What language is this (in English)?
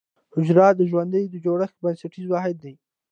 Pashto